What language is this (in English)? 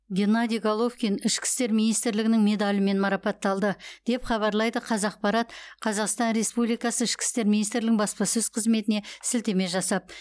Kazakh